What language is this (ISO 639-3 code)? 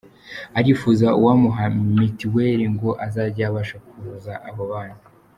kin